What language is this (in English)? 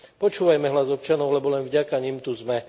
Slovak